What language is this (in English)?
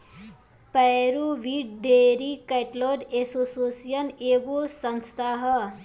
Bhojpuri